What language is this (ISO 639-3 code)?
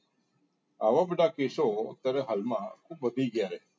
guj